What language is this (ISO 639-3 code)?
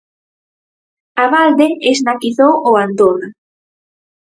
glg